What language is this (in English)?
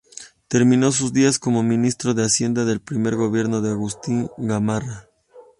Spanish